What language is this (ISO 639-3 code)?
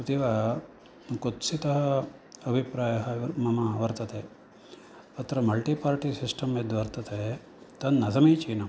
san